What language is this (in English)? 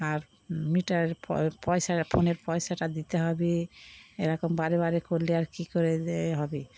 Bangla